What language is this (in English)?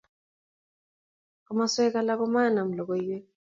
Kalenjin